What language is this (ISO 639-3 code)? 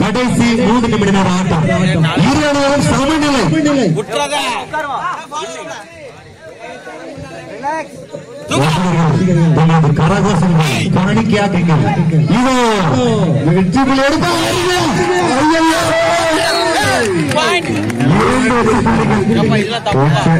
ind